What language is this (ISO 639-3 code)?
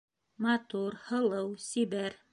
bak